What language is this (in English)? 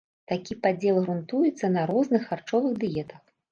Belarusian